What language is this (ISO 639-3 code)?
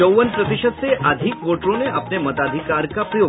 hin